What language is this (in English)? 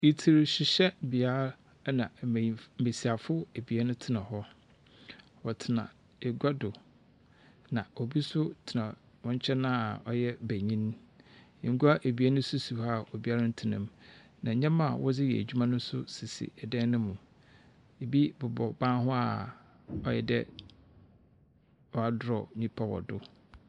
Akan